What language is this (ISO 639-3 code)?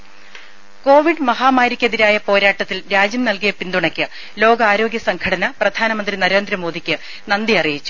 mal